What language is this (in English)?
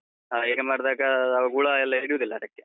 Kannada